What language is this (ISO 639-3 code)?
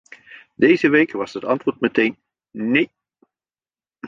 nld